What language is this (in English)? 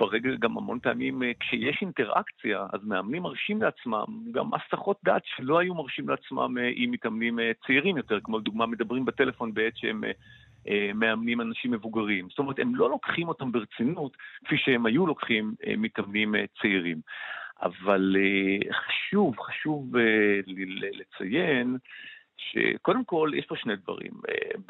Hebrew